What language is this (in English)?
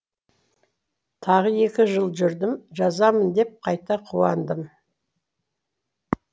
Kazakh